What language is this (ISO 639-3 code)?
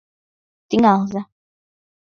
chm